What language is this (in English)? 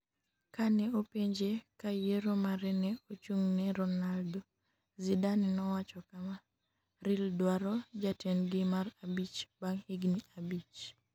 Luo (Kenya and Tanzania)